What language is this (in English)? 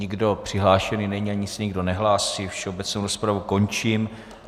Czech